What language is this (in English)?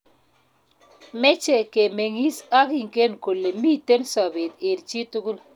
Kalenjin